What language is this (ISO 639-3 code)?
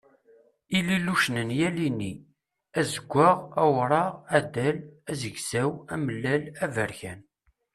kab